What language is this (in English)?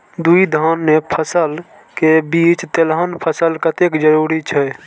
Maithili